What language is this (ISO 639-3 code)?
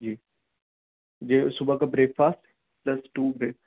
urd